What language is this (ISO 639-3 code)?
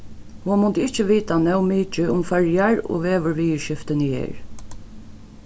fao